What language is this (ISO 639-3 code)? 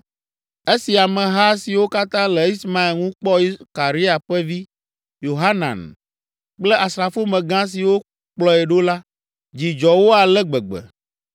ewe